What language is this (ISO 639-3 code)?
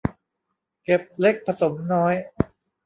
tha